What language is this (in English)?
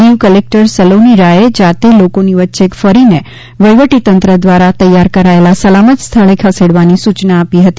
Gujarati